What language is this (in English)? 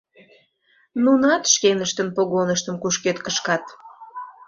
Mari